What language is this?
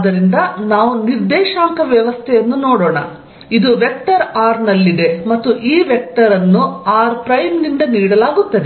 Kannada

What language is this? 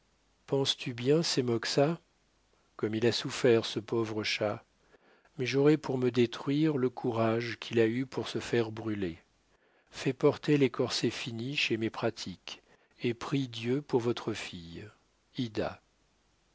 French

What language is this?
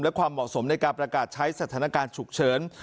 Thai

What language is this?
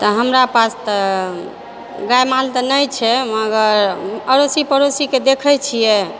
Maithili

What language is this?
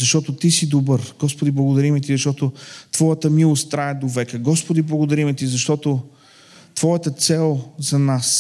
Bulgarian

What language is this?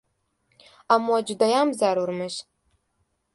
Uzbek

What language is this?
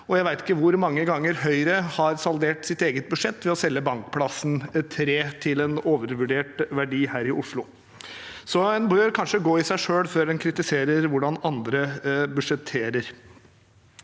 Norwegian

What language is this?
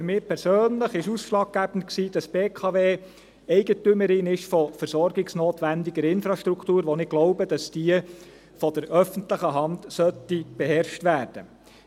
Swiss German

